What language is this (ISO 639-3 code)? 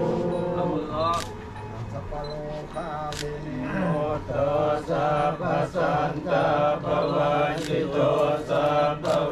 tha